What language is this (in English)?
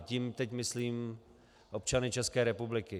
Czech